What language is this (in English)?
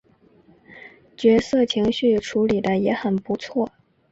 Chinese